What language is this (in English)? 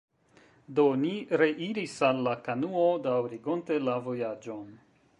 Esperanto